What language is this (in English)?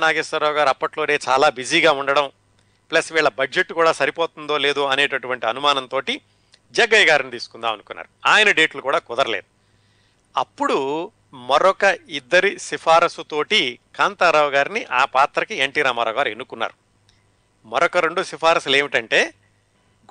Telugu